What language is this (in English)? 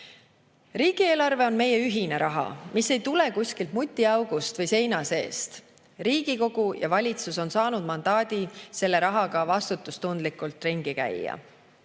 Estonian